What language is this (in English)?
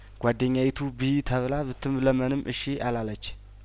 Amharic